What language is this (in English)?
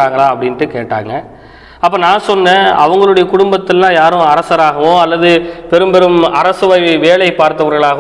Tamil